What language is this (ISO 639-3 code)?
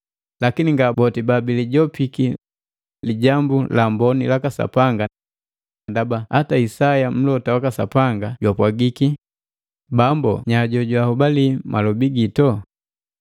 mgv